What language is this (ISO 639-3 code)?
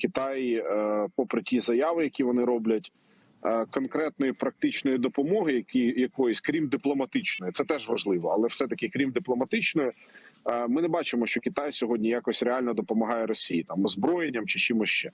ukr